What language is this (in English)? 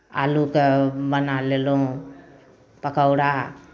Maithili